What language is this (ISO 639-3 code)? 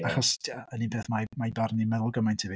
cym